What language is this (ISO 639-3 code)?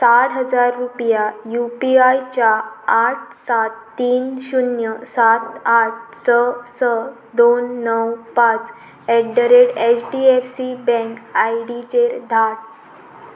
kok